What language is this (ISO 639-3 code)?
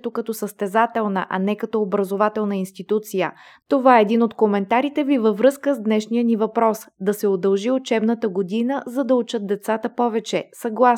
bul